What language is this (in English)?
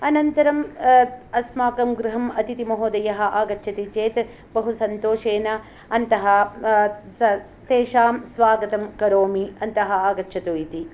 Sanskrit